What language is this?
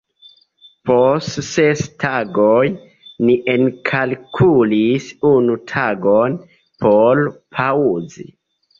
Esperanto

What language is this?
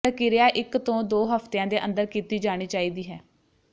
Punjabi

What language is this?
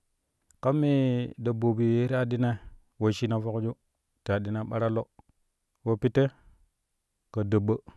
Kushi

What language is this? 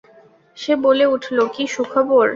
Bangla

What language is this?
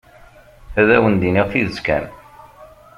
Kabyle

